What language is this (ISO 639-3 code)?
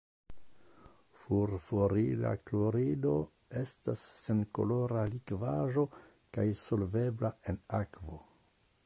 epo